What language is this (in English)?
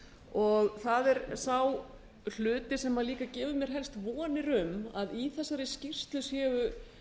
Icelandic